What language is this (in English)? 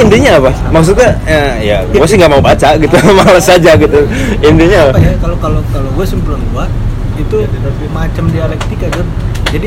Indonesian